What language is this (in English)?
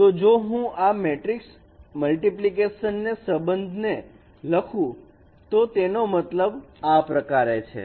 Gujarati